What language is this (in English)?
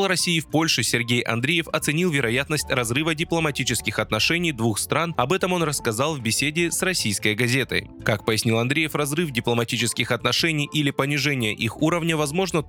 Russian